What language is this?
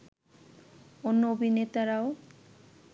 Bangla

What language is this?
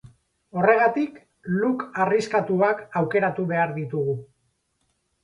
Basque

